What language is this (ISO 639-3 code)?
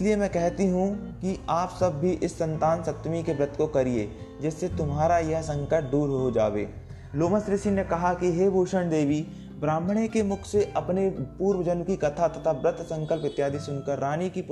hin